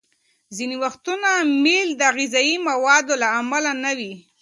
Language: Pashto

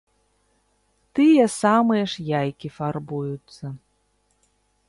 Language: Belarusian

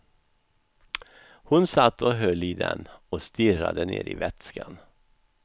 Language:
Swedish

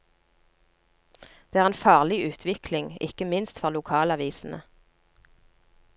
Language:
Norwegian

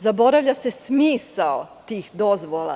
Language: Serbian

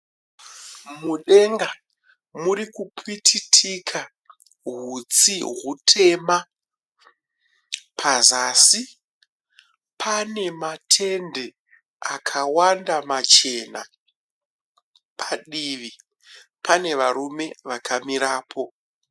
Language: Shona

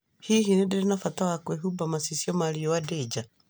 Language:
Kikuyu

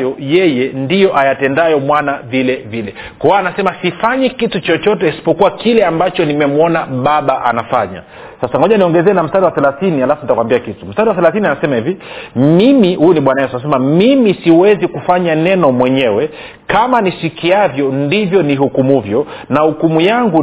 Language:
Swahili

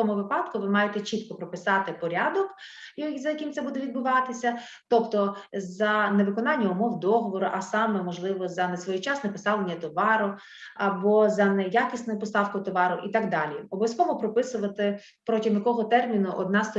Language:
Ukrainian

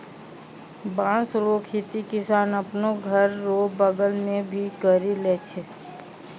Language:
Maithili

